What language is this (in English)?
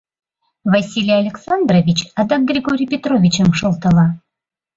Mari